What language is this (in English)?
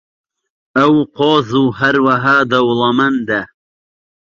Central Kurdish